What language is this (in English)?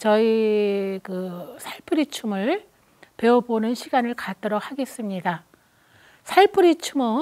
Korean